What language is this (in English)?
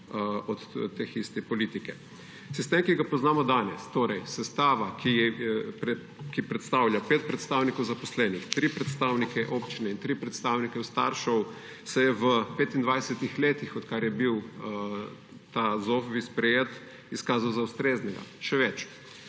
Slovenian